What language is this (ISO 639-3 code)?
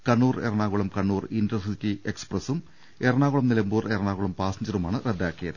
mal